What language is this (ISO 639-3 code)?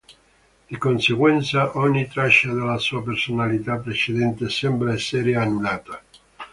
ita